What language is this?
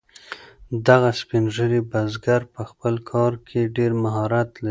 Pashto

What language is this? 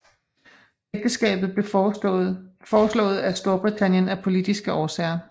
Danish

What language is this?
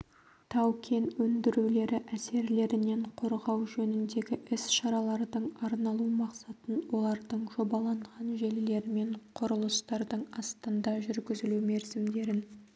Kazakh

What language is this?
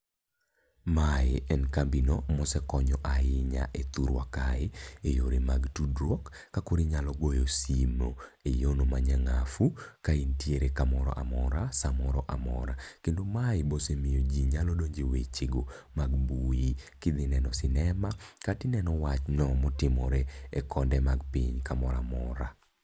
Luo (Kenya and Tanzania)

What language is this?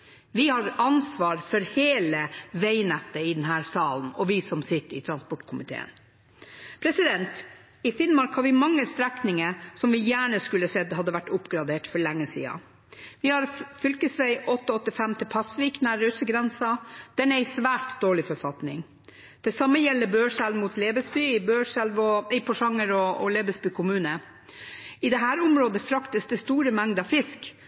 Norwegian Bokmål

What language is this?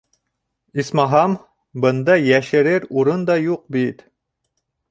Bashkir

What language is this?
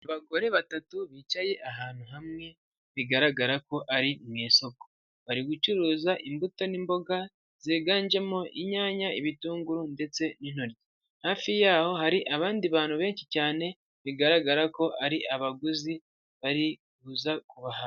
Kinyarwanda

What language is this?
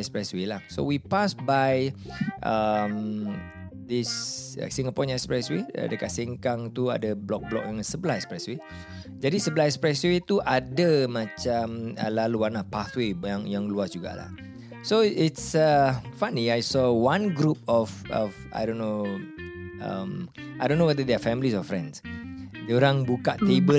Malay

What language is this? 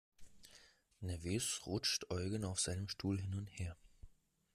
German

